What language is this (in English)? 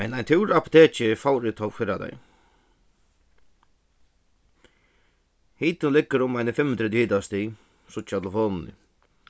Faroese